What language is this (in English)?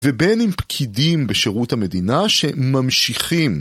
Hebrew